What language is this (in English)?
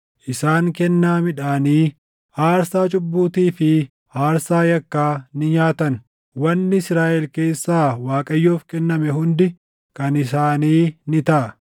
Oromo